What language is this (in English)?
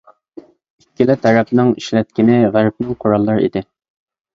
Uyghur